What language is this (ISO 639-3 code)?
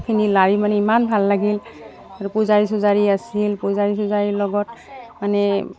asm